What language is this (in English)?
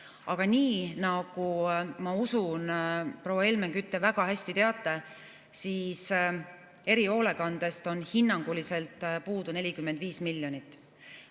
Estonian